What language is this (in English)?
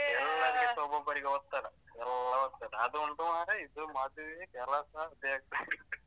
Kannada